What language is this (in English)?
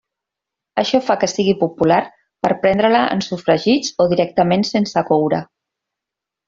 Catalan